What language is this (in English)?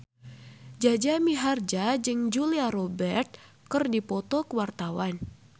Sundanese